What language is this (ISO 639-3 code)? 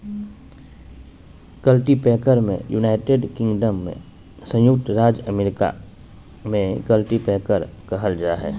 mag